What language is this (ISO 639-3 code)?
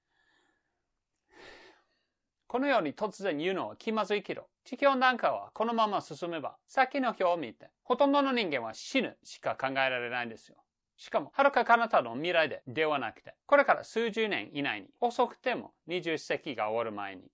jpn